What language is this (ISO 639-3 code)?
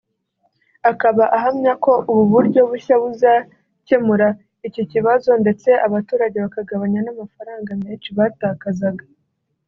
kin